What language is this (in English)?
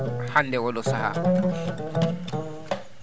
Fula